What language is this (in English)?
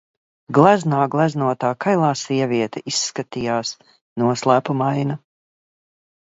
Latvian